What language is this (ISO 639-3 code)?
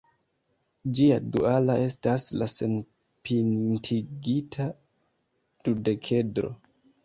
epo